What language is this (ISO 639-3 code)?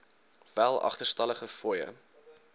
afr